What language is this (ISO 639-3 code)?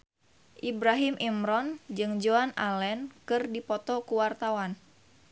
sun